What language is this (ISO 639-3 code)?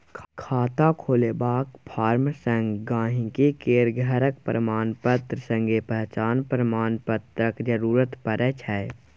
mai